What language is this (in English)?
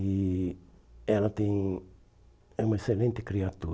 Portuguese